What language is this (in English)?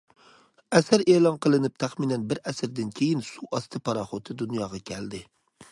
Uyghur